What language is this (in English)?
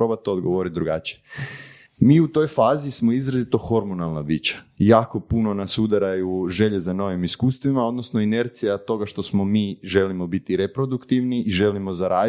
Croatian